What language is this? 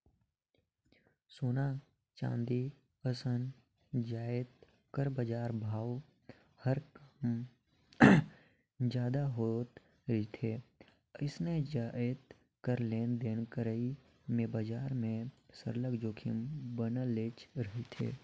Chhattisgarhi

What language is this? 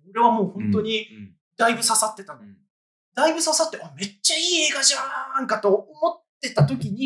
Japanese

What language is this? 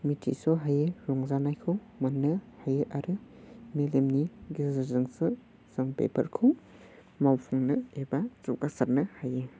Bodo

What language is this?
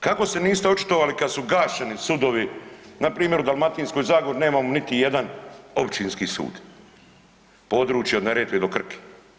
Croatian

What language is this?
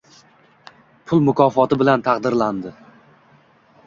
Uzbek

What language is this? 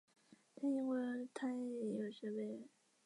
Chinese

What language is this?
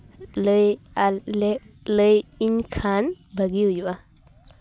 Santali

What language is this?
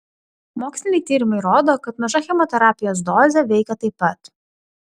Lithuanian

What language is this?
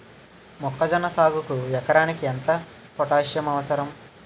Telugu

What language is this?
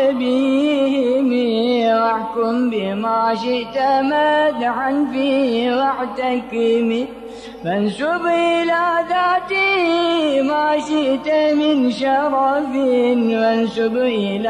Arabic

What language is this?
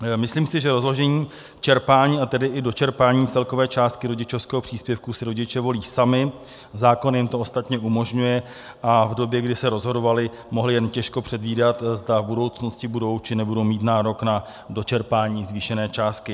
Czech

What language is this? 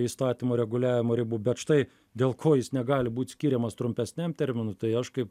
Lithuanian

